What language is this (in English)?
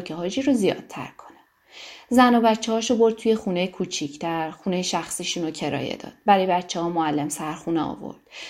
Persian